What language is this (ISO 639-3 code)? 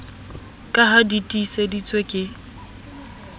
sot